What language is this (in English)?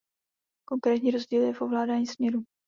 Czech